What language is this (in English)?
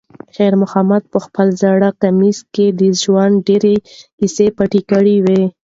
Pashto